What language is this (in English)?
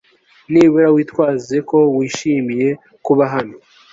Kinyarwanda